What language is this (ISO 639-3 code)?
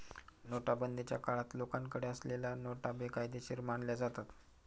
mar